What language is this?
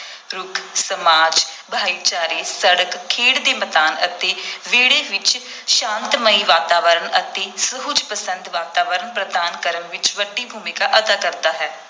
Punjabi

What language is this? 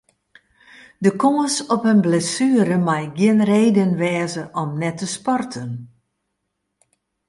Western Frisian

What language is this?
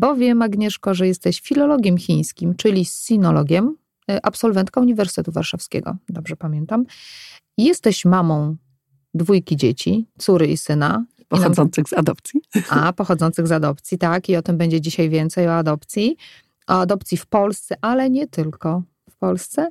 Polish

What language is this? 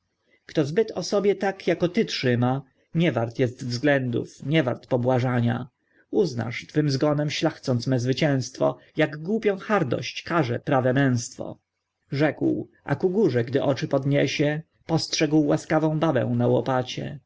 Polish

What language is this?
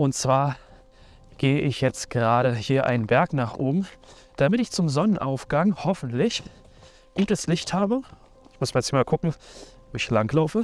German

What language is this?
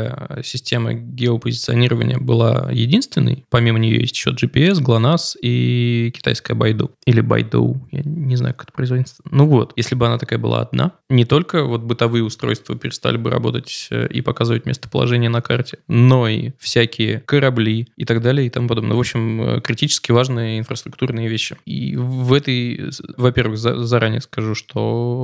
Russian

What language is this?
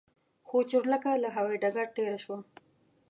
Pashto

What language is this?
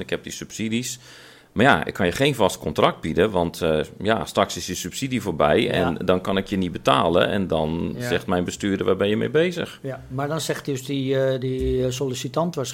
Dutch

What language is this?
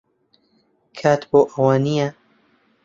Central Kurdish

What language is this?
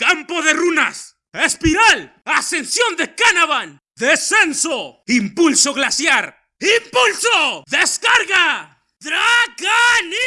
Spanish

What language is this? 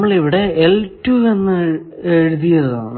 Malayalam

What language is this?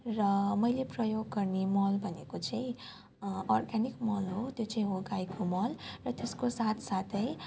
Nepali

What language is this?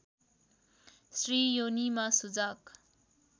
Nepali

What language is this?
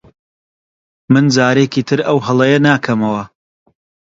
Central Kurdish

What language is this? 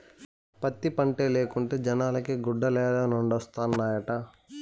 Telugu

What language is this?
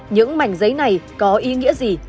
Vietnamese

